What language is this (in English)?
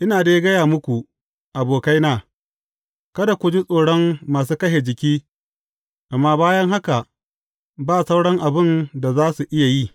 Hausa